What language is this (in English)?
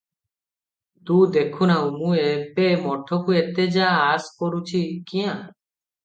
Odia